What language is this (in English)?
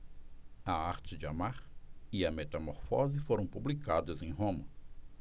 Portuguese